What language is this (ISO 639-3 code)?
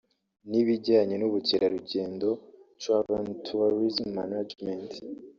kin